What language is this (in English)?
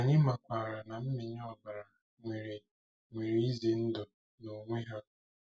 Igbo